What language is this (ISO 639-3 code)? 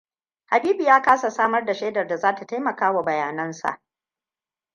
hau